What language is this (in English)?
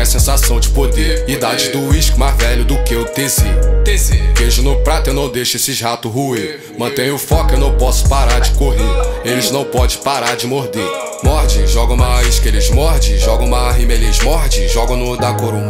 Portuguese